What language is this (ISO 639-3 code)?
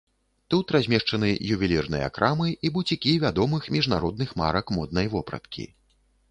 bel